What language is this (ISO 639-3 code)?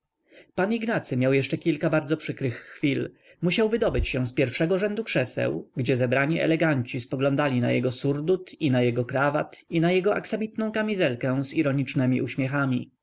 pol